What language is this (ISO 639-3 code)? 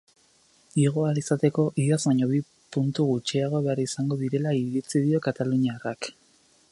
eus